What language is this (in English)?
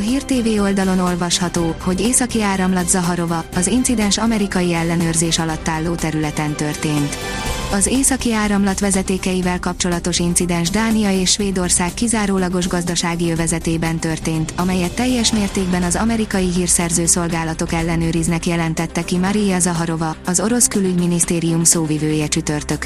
Hungarian